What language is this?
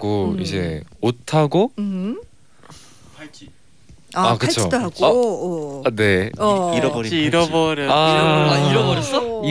Korean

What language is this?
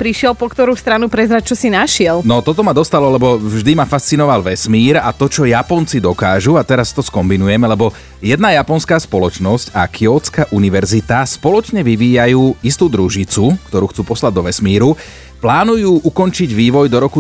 Slovak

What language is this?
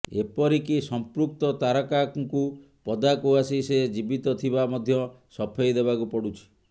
Odia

